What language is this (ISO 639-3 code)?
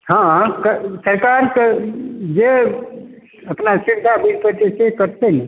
mai